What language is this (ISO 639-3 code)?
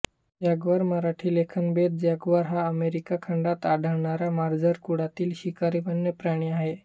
mar